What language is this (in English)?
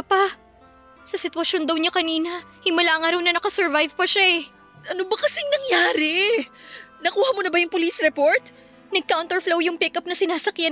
Filipino